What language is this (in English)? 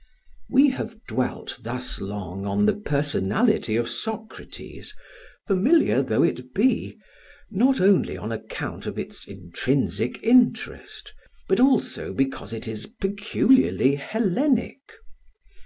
English